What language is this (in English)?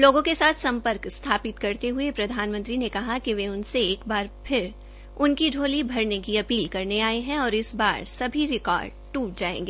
Hindi